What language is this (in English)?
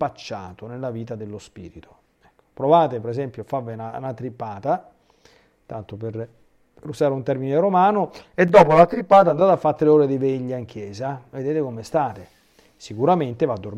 Italian